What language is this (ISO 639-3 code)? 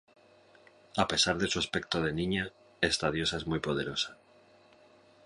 spa